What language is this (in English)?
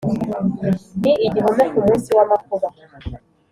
Kinyarwanda